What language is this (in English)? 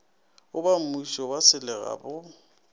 Northern Sotho